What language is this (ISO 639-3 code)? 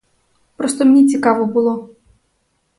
ukr